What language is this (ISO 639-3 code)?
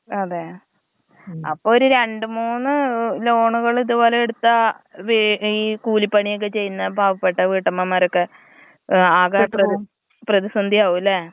mal